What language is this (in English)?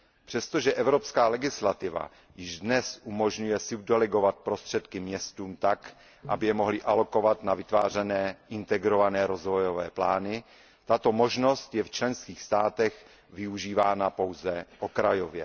Czech